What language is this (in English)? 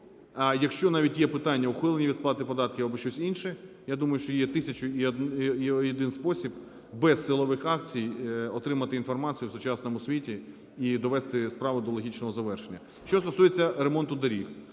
Ukrainian